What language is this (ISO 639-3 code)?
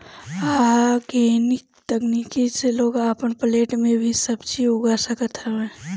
bho